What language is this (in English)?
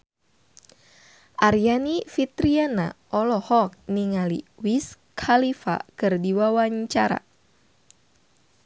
Sundanese